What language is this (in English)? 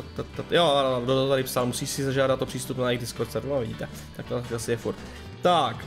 Czech